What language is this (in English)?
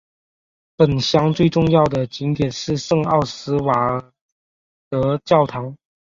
Chinese